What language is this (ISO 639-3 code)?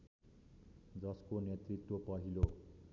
nep